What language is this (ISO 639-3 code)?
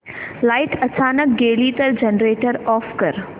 mar